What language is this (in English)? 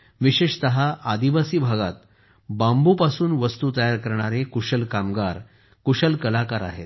Marathi